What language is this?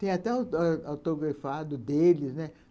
Portuguese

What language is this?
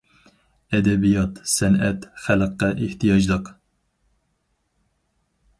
Uyghur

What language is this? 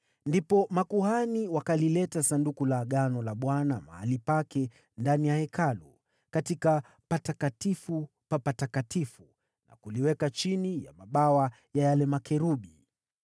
Swahili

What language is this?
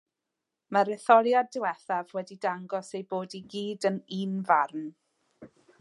Welsh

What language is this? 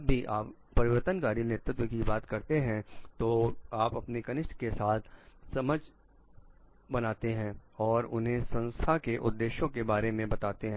Hindi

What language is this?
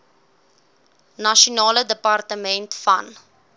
Afrikaans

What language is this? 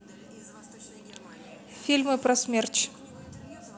Russian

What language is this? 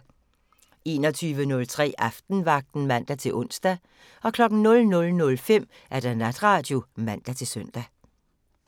Danish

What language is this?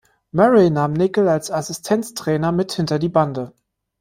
German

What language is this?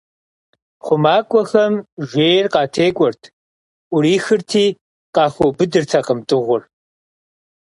Kabardian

